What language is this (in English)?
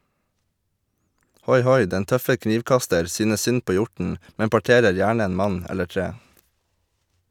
Norwegian